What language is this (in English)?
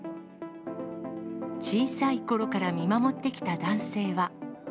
Japanese